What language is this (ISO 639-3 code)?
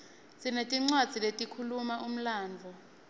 ssw